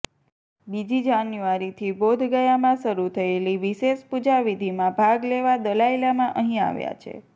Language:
Gujarati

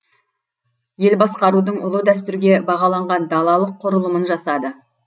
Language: Kazakh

